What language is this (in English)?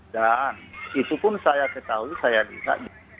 Indonesian